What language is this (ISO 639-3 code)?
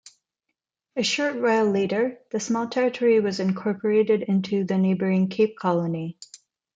eng